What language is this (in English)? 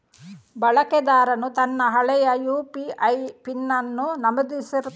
Kannada